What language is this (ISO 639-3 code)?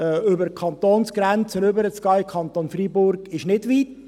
gsw